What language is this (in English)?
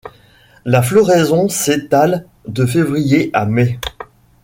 French